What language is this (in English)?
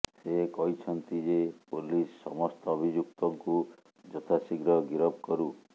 Odia